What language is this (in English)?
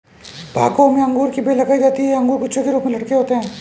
Hindi